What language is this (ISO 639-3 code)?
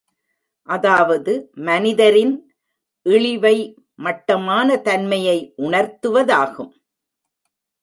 tam